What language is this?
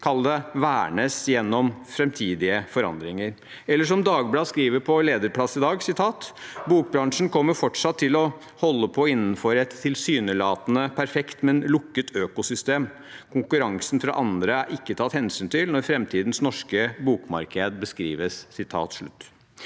Norwegian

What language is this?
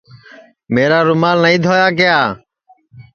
Sansi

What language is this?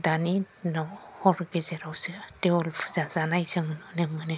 Bodo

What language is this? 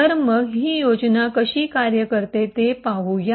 Marathi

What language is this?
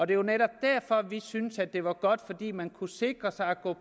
Danish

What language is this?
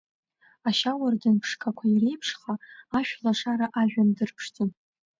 Abkhazian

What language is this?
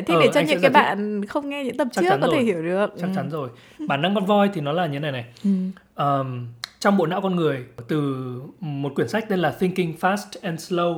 Vietnamese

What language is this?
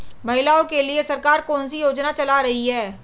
Hindi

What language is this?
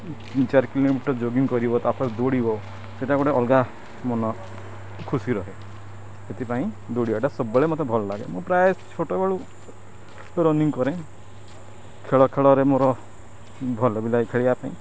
Odia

